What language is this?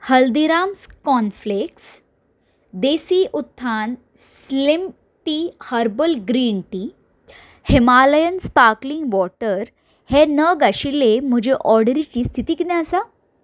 Konkani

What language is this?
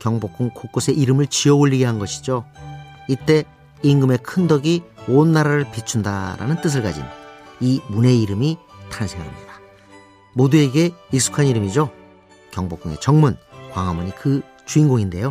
Korean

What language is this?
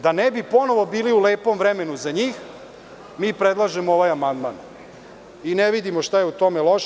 Serbian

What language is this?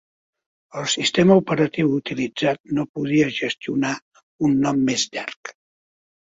Catalan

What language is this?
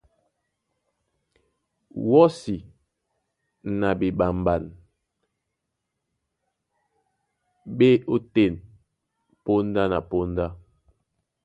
Duala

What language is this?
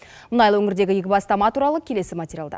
Kazakh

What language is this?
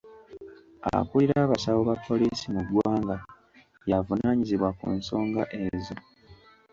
Ganda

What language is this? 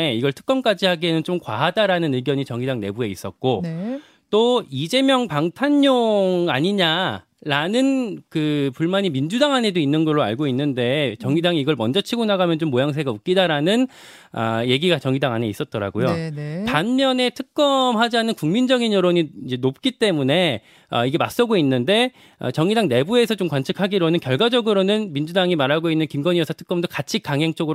Korean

